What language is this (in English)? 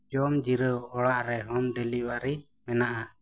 Santali